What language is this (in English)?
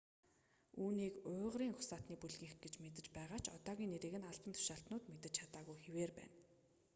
Mongolian